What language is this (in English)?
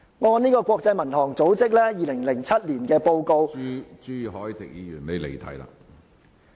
Cantonese